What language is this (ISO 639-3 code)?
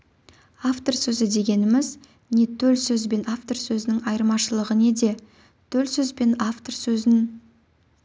kaz